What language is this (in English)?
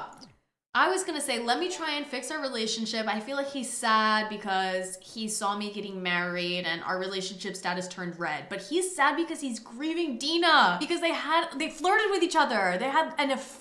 English